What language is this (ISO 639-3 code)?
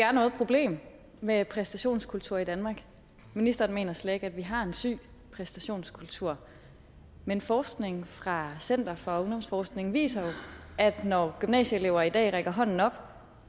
dan